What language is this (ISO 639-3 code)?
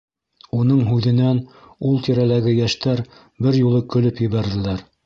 bak